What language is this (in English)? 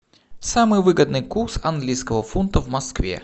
Russian